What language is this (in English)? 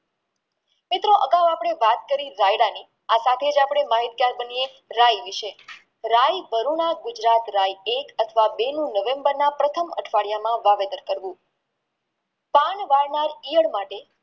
Gujarati